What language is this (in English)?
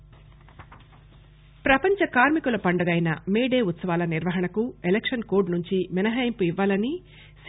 Telugu